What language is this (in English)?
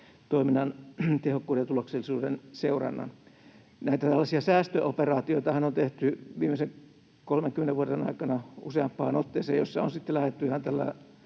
Finnish